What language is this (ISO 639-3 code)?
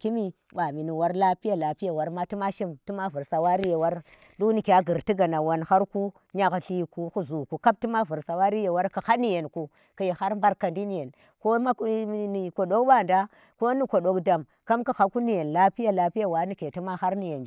ttr